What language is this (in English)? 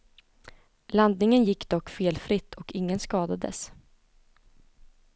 Swedish